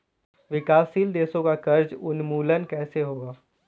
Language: Hindi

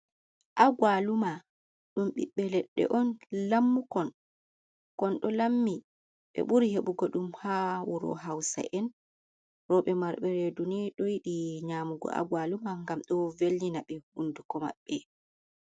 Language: Fula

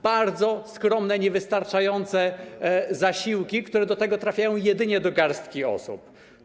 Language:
Polish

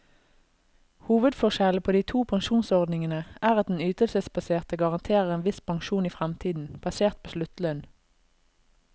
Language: Norwegian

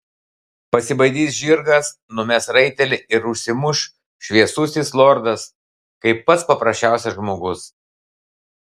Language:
Lithuanian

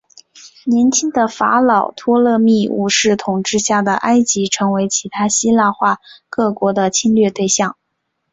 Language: Chinese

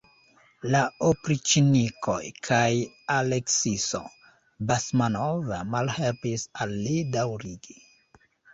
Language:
Esperanto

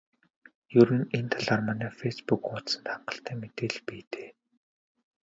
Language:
Mongolian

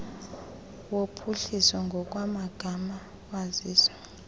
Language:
Xhosa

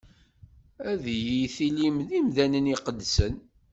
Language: Kabyle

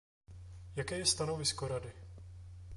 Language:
Czech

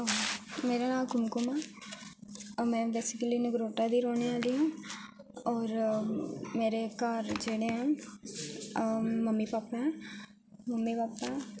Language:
Dogri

